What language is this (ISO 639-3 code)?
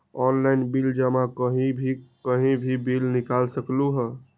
mag